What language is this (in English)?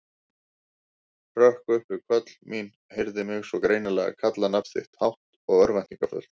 Icelandic